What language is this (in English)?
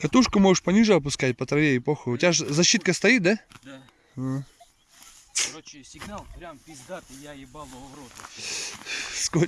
Russian